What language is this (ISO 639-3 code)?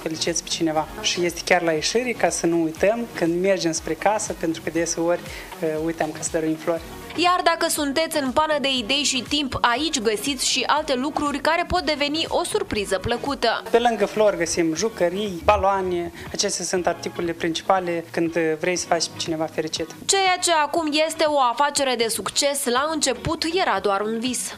ron